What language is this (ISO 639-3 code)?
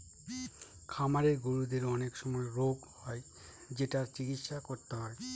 ben